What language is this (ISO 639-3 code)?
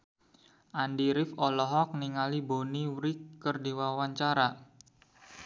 sun